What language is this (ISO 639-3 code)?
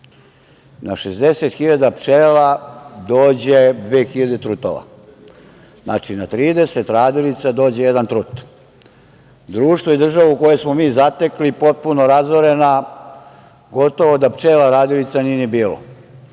srp